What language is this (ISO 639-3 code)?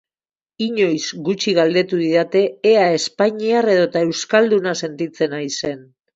eus